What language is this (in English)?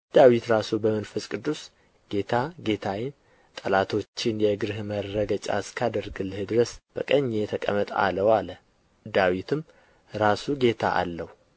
Amharic